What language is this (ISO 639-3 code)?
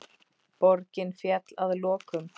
isl